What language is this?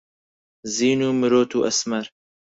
Central Kurdish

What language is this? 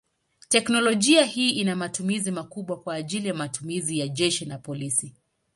Swahili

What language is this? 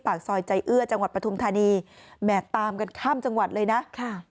Thai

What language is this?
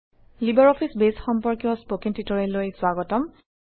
Assamese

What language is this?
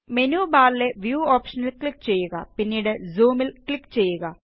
Malayalam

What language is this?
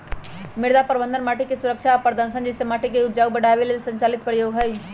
Magahi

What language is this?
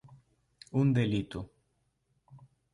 Galician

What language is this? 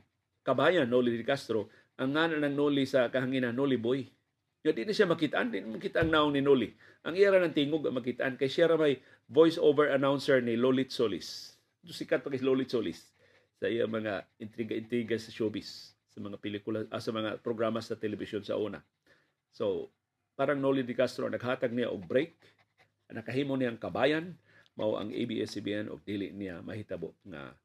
Filipino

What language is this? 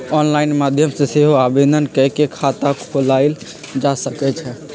Magahi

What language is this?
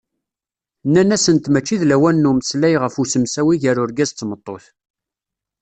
Kabyle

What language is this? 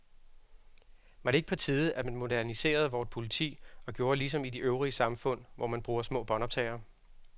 Danish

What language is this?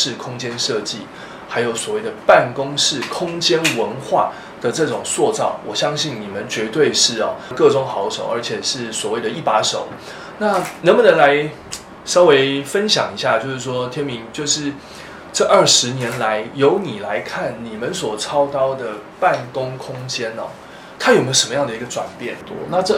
Chinese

